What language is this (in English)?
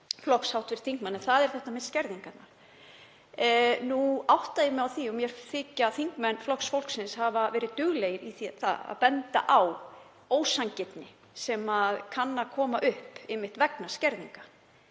Icelandic